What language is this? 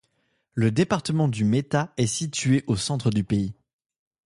French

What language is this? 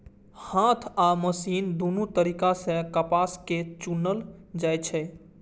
Maithili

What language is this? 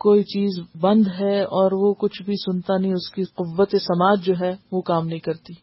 Urdu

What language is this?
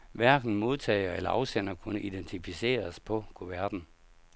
Danish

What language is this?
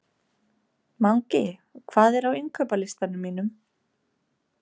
Icelandic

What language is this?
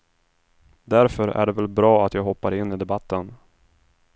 Swedish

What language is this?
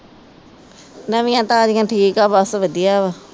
Punjabi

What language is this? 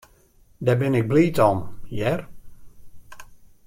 Western Frisian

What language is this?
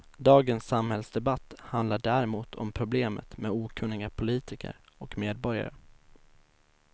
Swedish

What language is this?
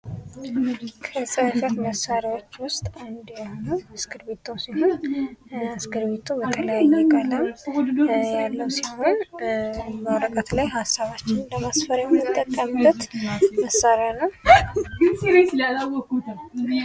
Amharic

